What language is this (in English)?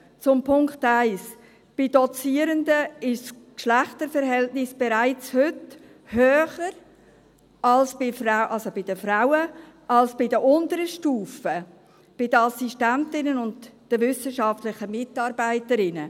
Swiss German